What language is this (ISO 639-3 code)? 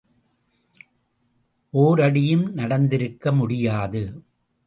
tam